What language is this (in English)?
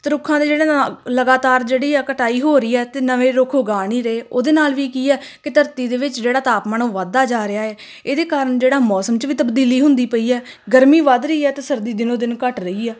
Punjabi